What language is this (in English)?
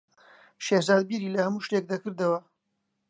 Central Kurdish